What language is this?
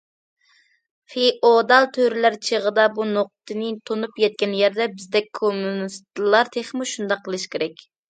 Uyghur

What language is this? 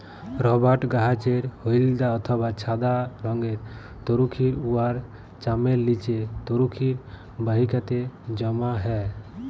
Bangla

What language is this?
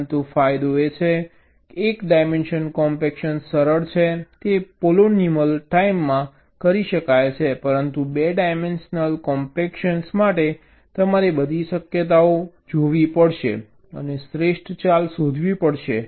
Gujarati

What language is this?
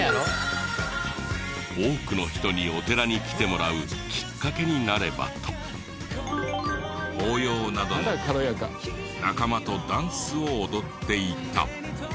Japanese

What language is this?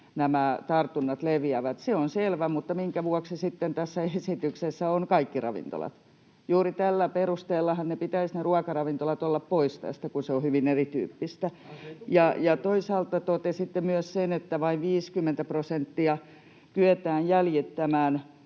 Finnish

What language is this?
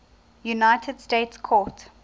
English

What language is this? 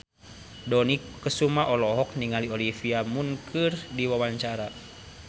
Sundanese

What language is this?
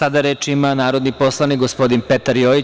Serbian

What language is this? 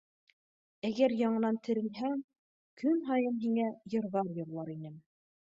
Bashkir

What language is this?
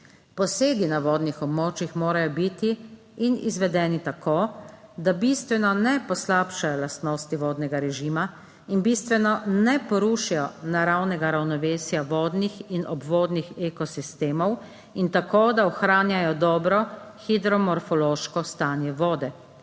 Slovenian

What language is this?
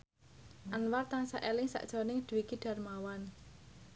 Javanese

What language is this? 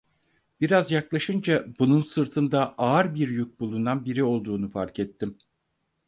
Turkish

